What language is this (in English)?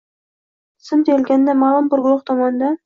Uzbek